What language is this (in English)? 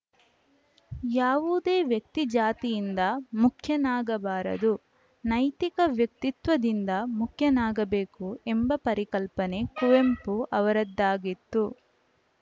Kannada